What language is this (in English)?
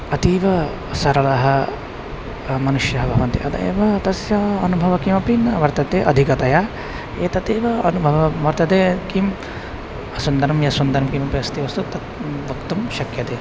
Sanskrit